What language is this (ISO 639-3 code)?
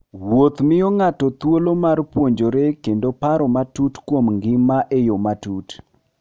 luo